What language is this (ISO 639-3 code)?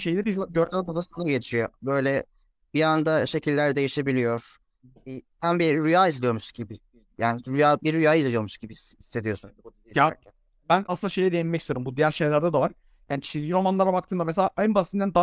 tur